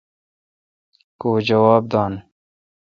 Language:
Kalkoti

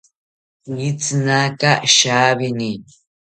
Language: South Ucayali Ashéninka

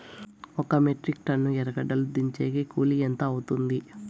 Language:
Telugu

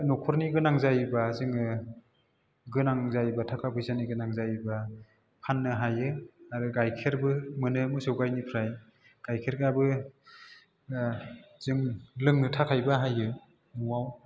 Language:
Bodo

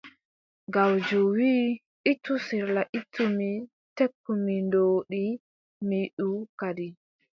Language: Adamawa Fulfulde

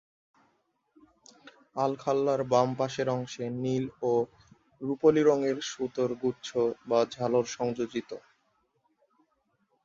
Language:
Bangla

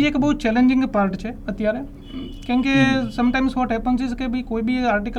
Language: Gujarati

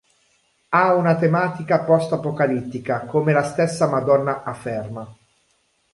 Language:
Italian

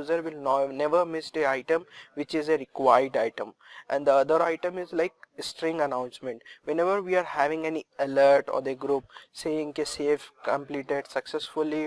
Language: Portuguese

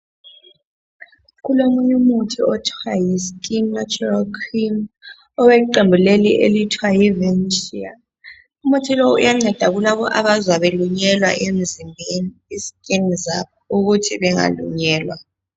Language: North Ndebele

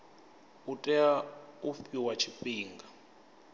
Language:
Venda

